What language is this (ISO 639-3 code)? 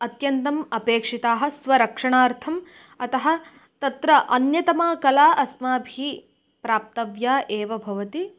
san